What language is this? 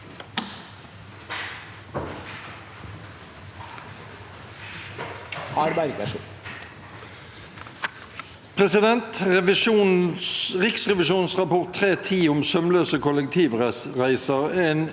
Norwegian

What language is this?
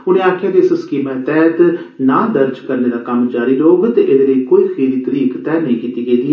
Dogri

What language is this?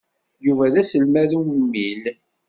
Kabyle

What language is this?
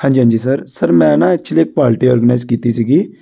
Punjabi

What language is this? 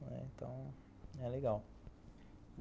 Portuguese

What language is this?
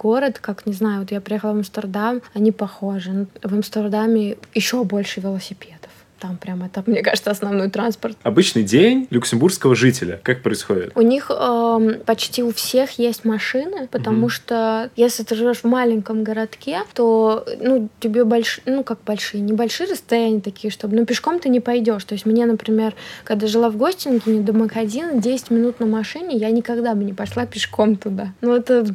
Russian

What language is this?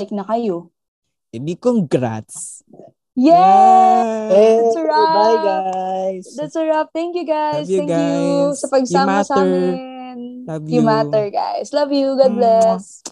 Filipino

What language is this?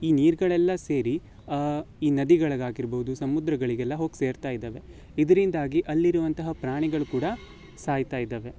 Kannada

